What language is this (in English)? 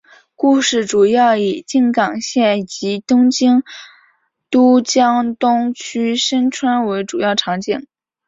Chinese